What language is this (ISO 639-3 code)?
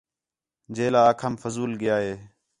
xhe